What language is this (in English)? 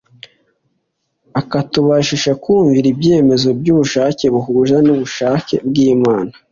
Kinyarwanda